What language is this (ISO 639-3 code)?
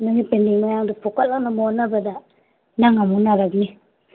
mni